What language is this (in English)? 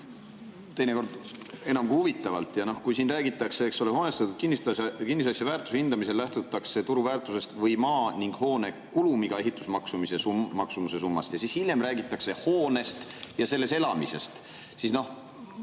Estonian